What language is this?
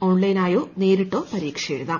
Malayalam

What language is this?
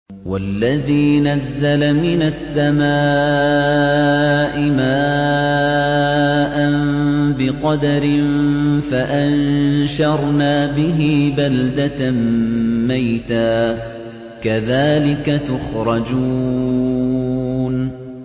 Arabic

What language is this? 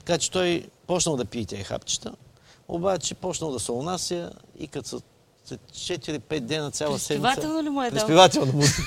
Bulgarian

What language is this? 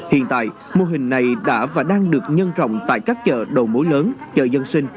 Vietnamese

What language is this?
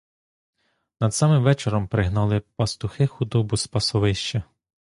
Ukrainian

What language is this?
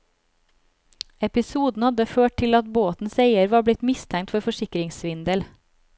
Norwegian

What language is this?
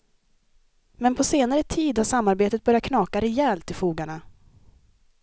Swedish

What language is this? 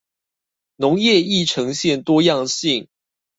Chinese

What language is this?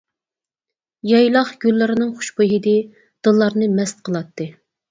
Uyghur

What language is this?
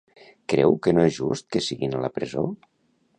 Catalan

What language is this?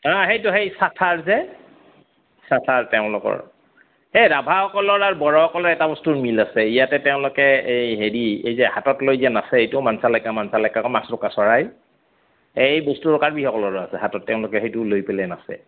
Assamese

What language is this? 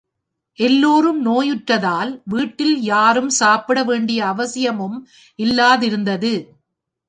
Tamil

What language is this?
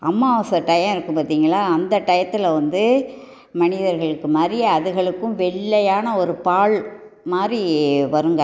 Tamil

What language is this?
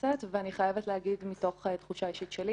Hebrew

